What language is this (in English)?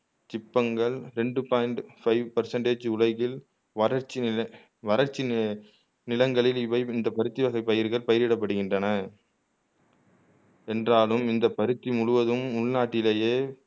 Tamil